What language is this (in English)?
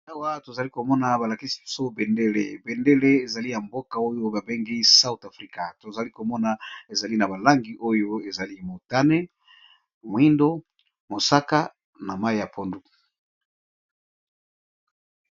Lingala